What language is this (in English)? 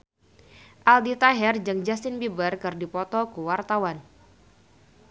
Sundanese